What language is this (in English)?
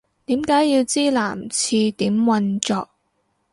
Cantonese